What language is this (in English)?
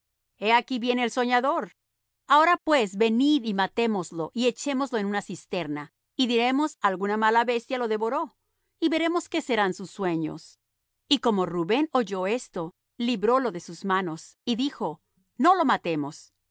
Spanish